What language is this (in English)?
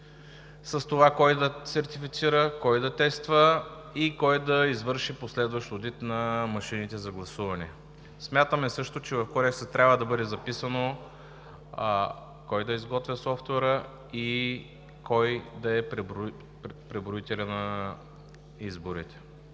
Bulgarian